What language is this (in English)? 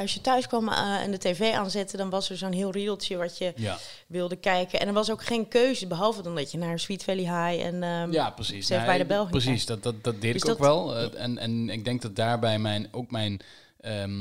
Dutch